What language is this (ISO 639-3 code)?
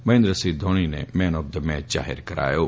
guj